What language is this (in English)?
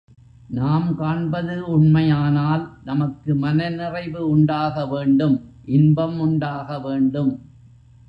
Tamil